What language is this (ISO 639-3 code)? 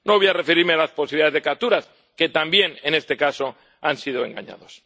spa